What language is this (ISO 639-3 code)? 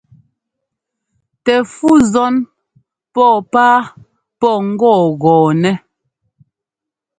jgo